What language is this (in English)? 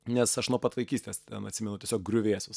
Lithuanian